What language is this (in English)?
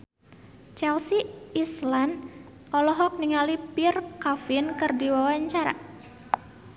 Sundanese